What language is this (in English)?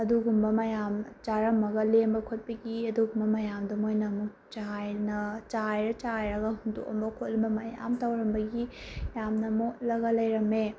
Manipuri